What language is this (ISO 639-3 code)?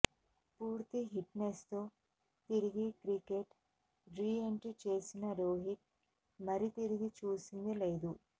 tel